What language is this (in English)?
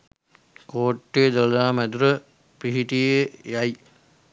Sinhala